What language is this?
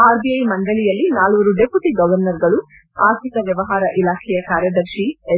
Kannada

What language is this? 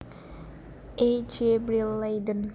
Javanese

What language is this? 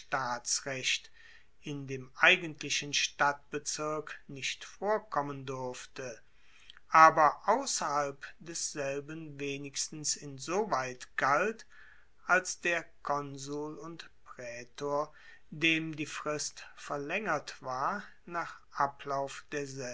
German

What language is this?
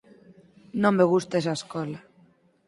Galician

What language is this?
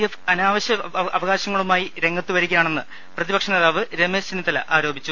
Malayalam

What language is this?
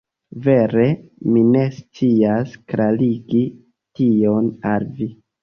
Esperanto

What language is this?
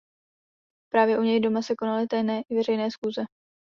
Czech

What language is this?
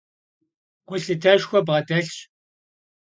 Kabardian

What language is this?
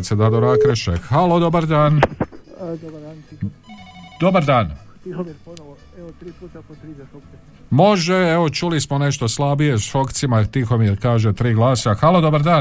Croatian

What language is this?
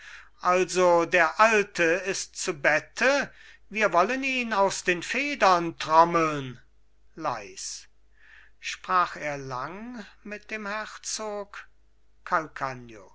German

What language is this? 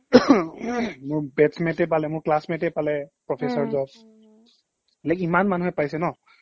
Assamese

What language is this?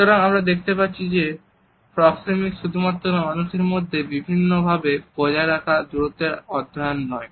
Bangla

